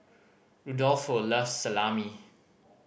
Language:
English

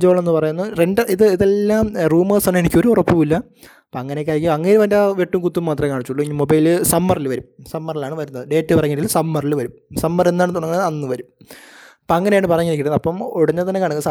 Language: Malayalam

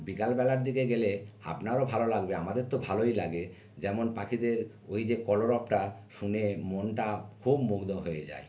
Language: Bangla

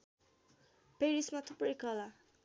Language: Nepali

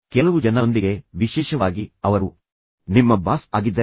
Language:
Kannada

